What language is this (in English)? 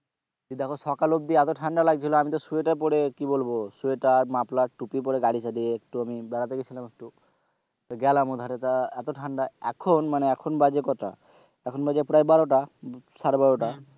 Bangla